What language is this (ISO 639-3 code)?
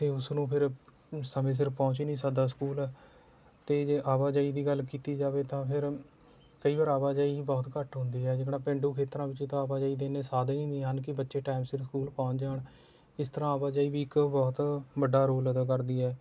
pan